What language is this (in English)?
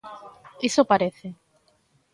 Galician